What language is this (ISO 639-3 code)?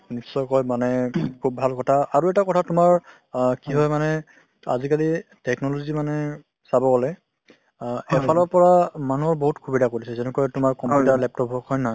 asm